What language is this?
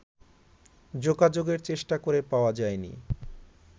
Bangla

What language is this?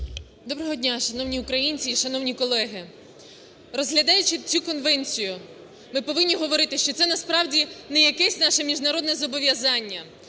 Ukrainian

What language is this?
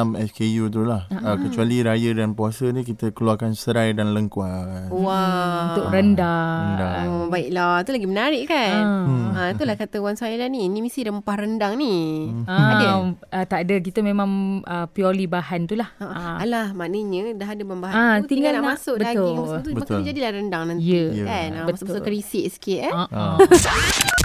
Malay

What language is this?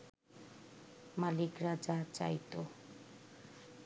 Bangla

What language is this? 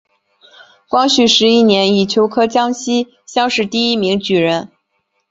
Chinese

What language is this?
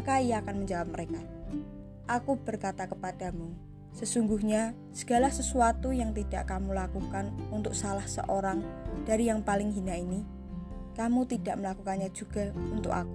Indonesian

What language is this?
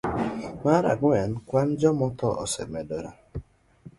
Luo (Kenya and Tanzania)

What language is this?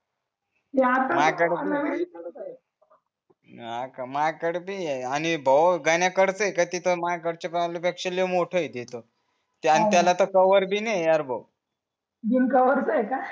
Marathi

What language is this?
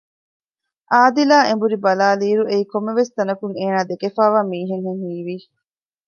Divehi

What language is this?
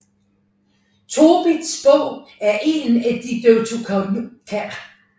Danish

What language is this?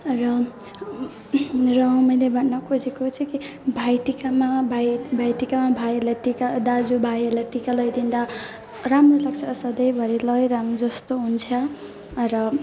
Nepali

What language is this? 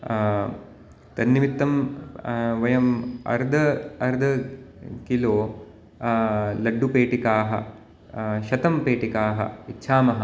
Sanskrit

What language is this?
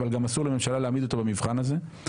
Hebrew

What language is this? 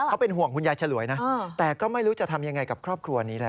Thai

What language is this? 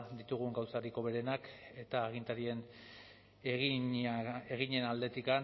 Basque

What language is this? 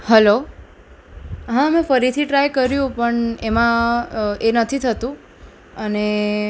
Gujarati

